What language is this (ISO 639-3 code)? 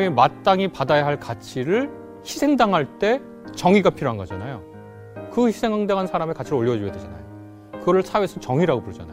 kor